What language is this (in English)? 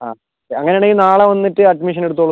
Malayalam